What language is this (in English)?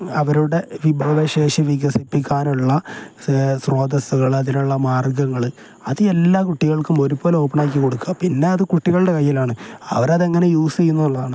Malayalam